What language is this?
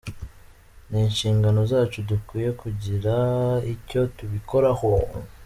Kinyarwanda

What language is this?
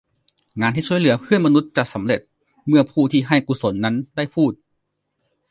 Thai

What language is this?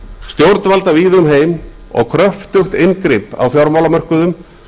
Icelandic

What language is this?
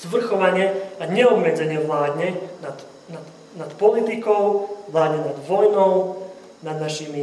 Slovak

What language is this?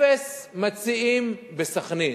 Hebrew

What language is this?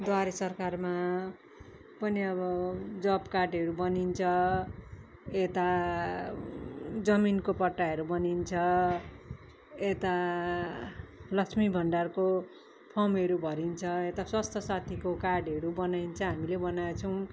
Nepali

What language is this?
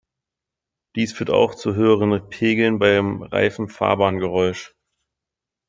German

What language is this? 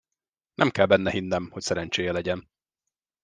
Hungarian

